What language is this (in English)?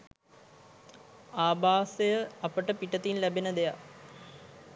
Sinhala